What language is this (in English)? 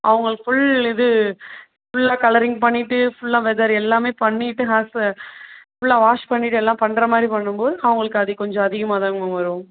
Tamil